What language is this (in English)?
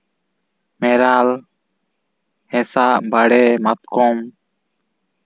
Santali